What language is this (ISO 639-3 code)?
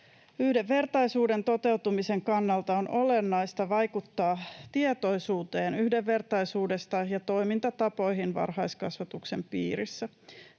fin